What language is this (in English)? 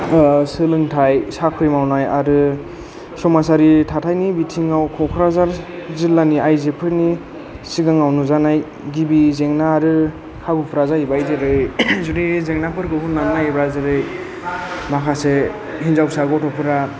Bodo